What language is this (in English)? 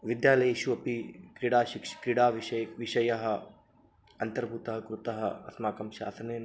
Sanskrit